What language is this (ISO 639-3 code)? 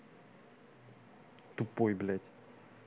rus